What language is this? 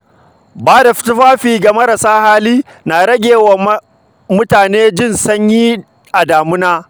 Hausa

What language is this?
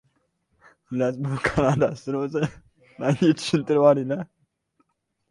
Uzbek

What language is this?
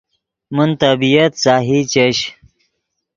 Yidgha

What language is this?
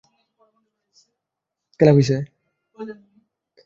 Bangla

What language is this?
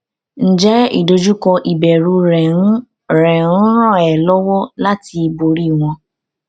Yoruba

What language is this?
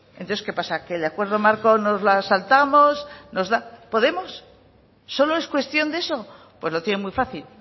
Spanish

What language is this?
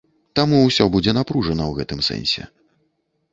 Belarusian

